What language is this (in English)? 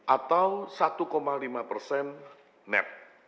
Indonesian